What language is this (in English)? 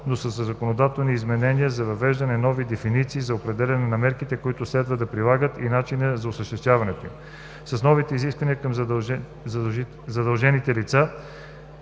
Bulgarian